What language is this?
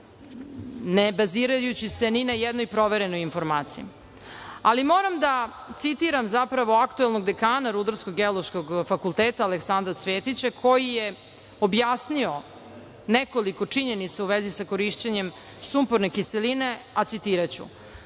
Serbian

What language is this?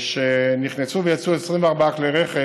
Hebrew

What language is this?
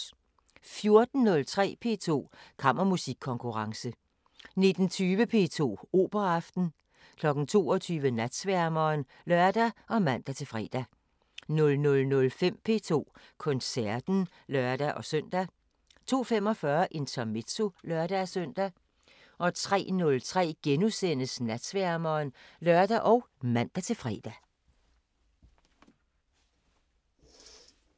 Danish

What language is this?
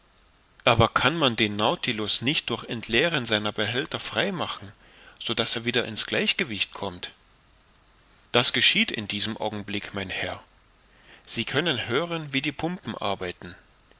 German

